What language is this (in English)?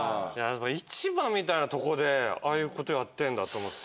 Japanese